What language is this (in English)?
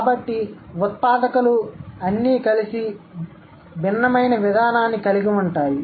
Telugu